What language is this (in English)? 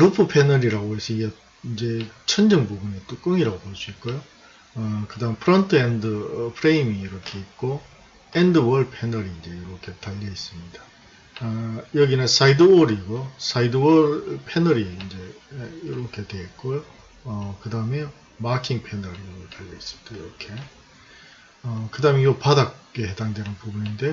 Korean